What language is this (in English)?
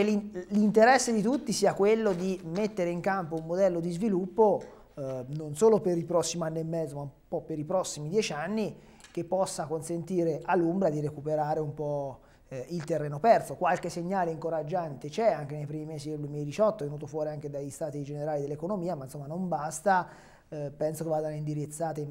Italian